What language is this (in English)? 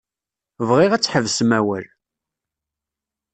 Kabyle